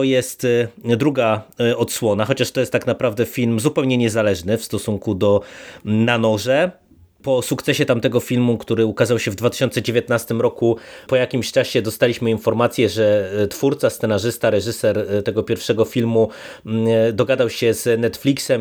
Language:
Polish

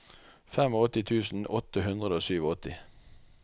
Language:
Norwegian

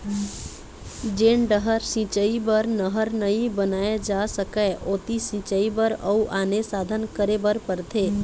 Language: Chhattisgarhi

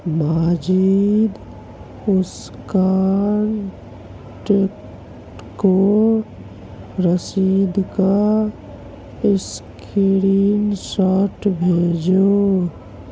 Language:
Urdu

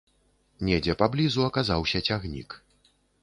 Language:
Belarusian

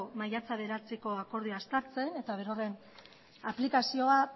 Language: Basque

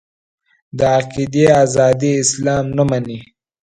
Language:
Pashto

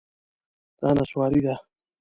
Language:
Pashto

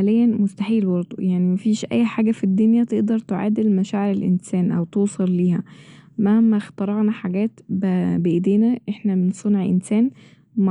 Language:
Egyptian Arabic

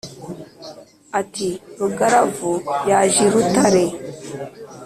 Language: Kinyarwanda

